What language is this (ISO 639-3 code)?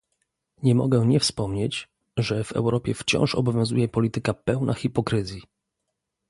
pol